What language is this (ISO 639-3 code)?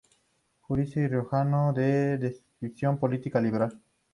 spa